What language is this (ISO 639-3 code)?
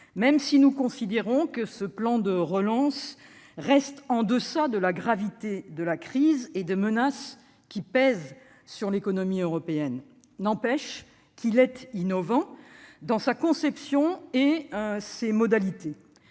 fra